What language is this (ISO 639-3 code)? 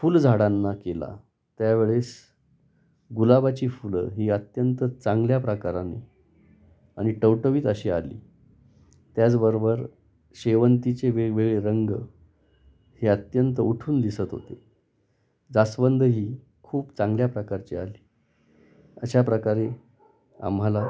mar